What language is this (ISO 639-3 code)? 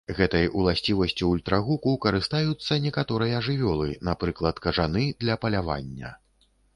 bel